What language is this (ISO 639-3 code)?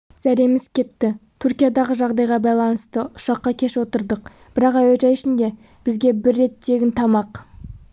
kaz